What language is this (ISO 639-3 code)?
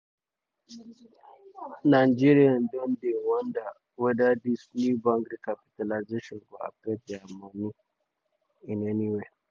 pcm